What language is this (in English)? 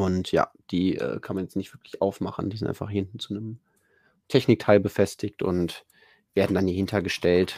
German